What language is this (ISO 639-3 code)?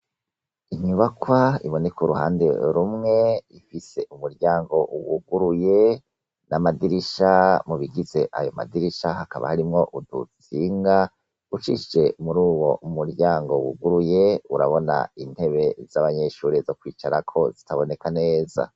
run